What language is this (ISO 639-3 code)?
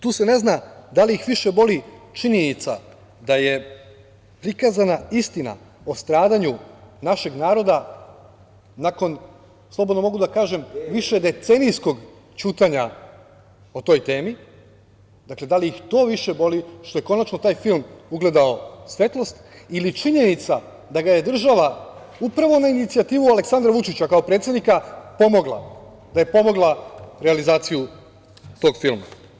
srp